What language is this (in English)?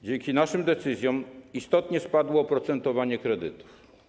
Polish